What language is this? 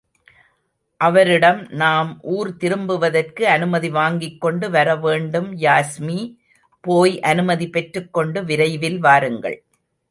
Tamil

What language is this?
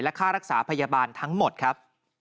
Thai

